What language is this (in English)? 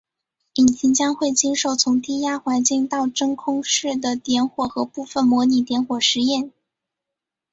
Chinese